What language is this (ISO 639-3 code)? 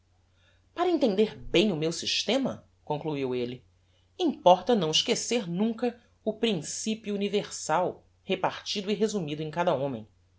por